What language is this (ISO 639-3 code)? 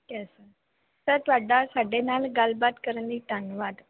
pan